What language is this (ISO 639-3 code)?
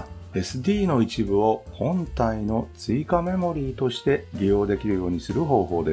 jpn